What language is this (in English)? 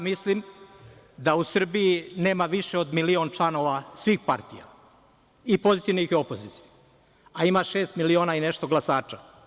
Serbian